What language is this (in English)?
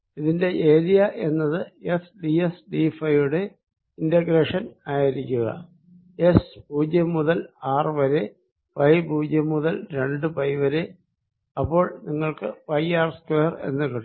Malayalam